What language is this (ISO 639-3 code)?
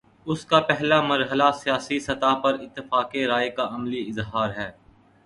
urd